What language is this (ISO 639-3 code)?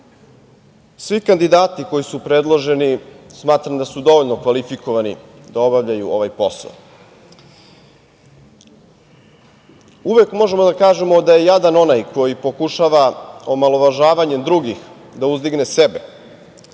srp